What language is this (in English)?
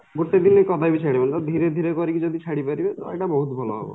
Odia